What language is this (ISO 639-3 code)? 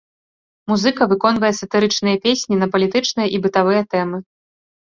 bel